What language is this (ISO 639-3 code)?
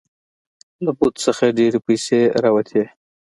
pus